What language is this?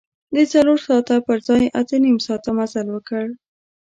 Pashto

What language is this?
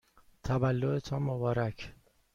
Persian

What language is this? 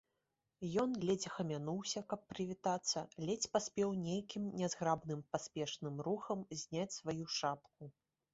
Belarusian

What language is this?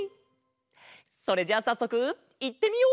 Japanese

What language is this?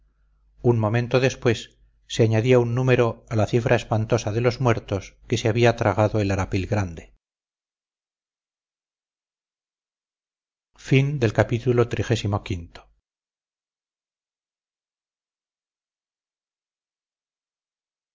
Spanish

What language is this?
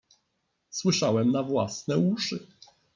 Polish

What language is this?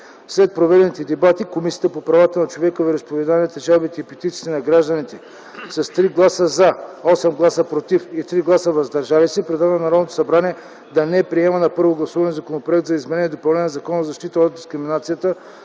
Bulgarian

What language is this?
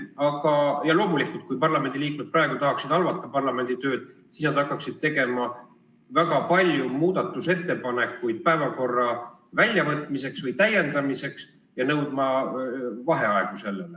Estonian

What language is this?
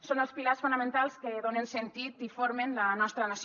Catalan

